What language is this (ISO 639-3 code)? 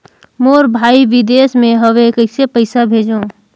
hne